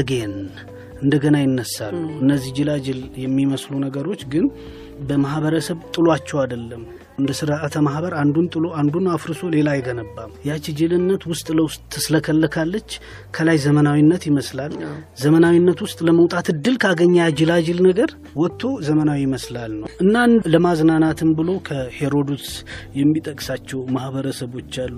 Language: Amharic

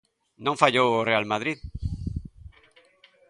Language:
Galician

